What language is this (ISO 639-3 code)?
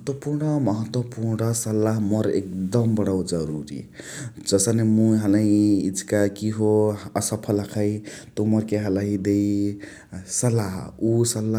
the